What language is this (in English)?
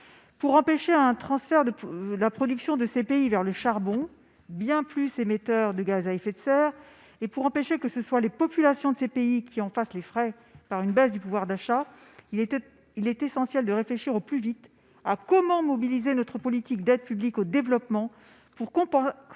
French